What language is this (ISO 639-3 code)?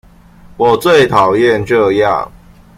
zho